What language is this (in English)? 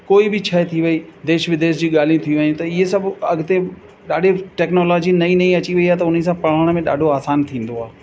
Sindhi